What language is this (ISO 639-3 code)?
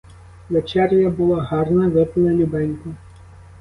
ukr